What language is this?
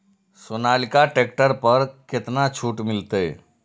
Maithili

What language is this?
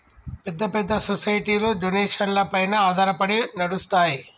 Telugu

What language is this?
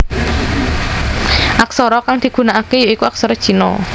Javanese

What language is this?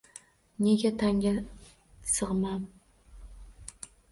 Uzbek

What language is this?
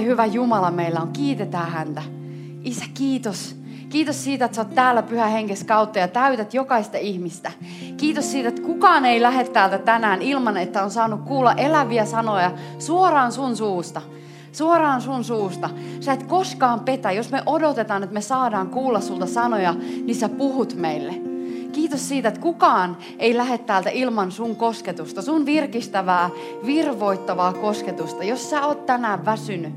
Finnish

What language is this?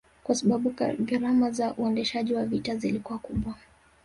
Swahili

